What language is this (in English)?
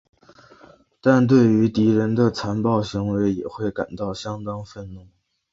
Chinese